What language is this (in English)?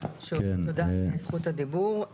Hebrew